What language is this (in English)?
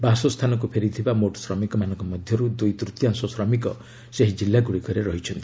Odia